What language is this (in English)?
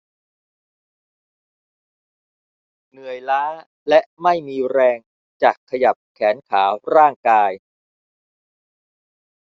Thai